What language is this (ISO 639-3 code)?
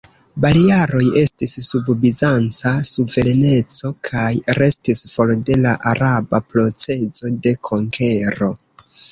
epo